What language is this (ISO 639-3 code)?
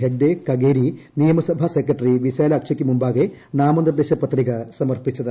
mal